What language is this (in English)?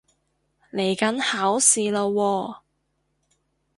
Cantonese